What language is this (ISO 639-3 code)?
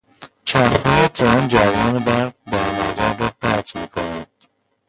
fas